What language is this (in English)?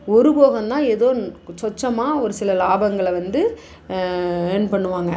Tamil